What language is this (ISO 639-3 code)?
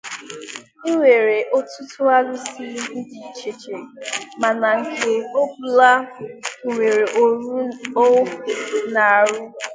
ibo